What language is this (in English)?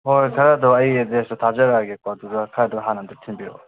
Manipuri